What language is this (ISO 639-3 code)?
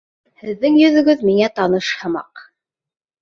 bak